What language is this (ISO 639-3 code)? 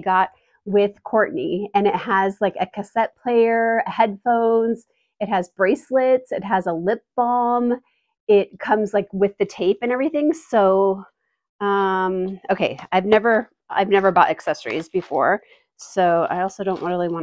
eng